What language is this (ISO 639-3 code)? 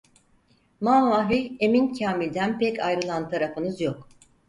tur